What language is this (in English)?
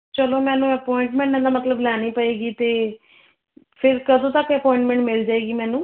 Punjabi